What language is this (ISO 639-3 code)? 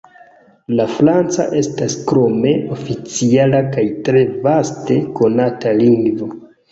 epo